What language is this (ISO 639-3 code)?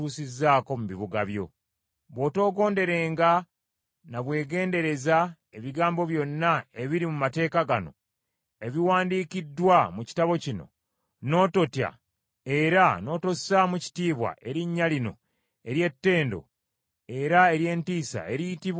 lug